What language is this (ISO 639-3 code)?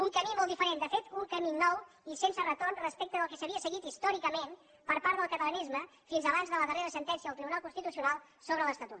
cat